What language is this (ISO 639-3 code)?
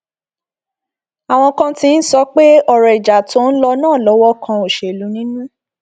yor